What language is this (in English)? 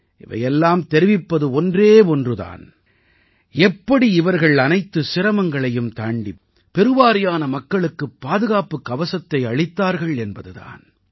Tamil